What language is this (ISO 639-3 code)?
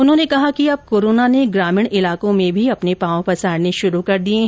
hin